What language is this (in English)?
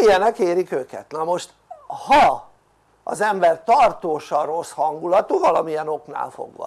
Hungarian